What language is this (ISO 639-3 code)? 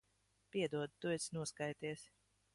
lav